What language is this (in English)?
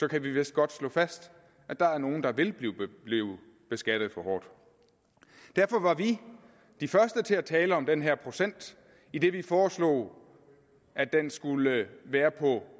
Danish